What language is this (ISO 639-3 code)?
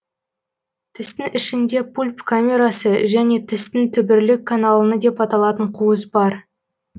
kaz